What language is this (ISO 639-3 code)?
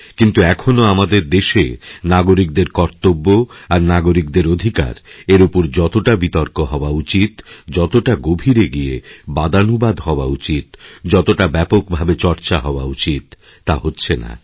ben